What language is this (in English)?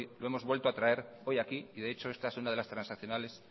Spanish